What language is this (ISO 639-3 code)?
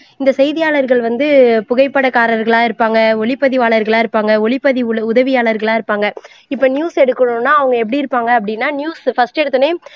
tam